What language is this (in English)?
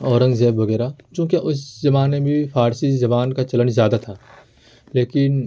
Urdu